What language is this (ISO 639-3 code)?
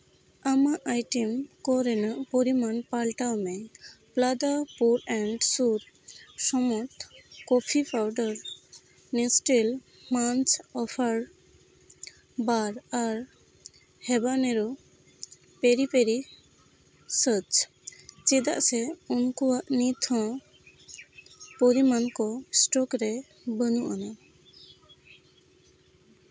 sat